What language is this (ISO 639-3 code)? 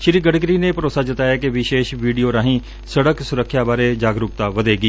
pan